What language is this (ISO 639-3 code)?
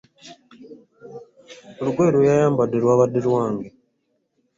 lug